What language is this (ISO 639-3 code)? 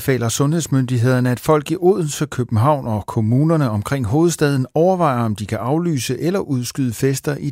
dan